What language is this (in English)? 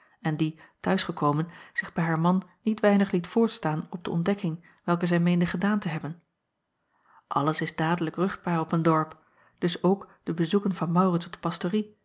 Dutch